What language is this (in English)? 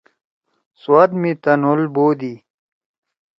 Torwali